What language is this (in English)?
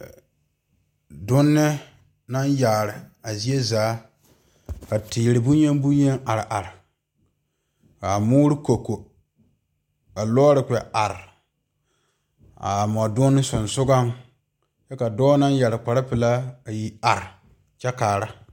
Southern Dagaare